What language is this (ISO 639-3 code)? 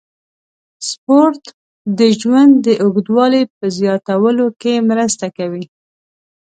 pus